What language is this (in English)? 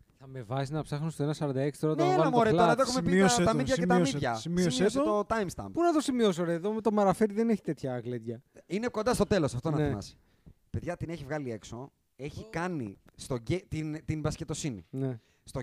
Greek